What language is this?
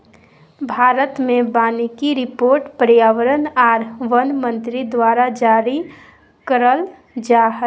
Magahi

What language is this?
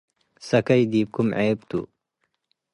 Tigre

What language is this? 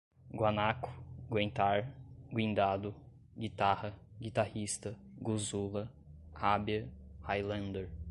Portuguese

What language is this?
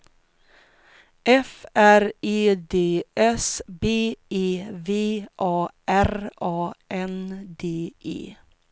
Swedish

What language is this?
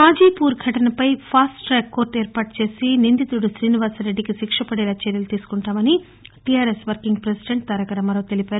Telugu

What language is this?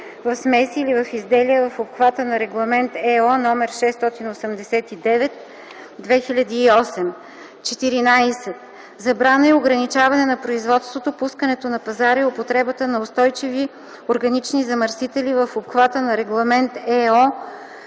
Bulgarian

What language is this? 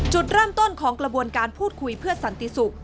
Thai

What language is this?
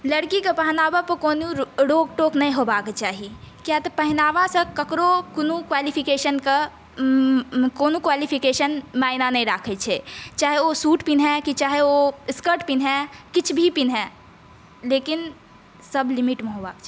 Maithili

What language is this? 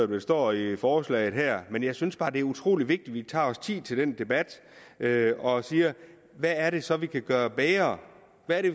Danish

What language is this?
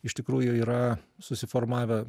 Lithuanian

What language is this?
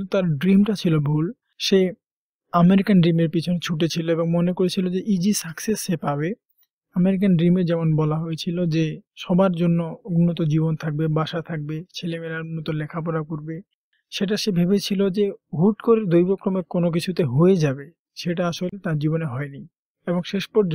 Hindi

